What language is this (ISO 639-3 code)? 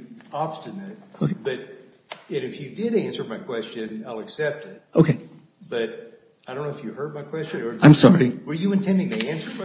eng